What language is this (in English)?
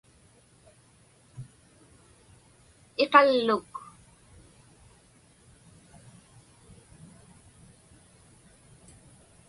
Inupiaq